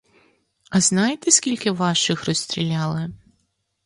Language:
Ukrainian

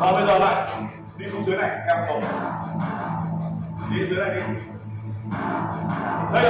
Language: Vietnamese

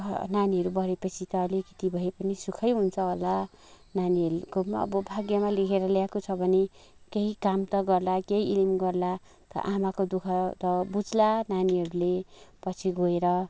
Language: Nepali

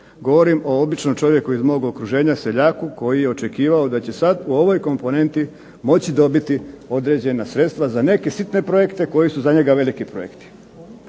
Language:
Croatian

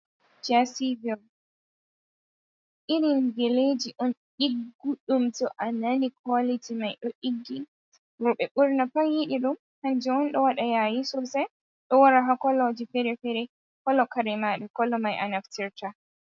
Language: Fula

